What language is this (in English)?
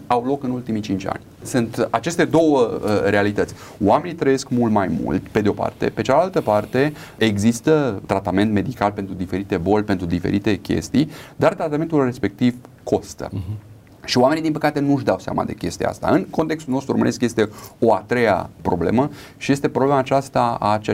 Romanian